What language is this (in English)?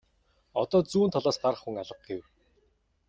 Mongolian